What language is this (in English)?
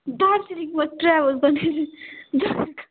Nepali